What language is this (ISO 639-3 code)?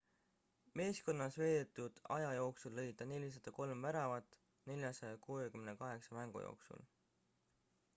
est